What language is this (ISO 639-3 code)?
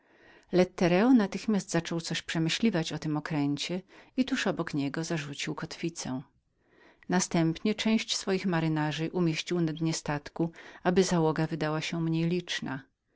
pol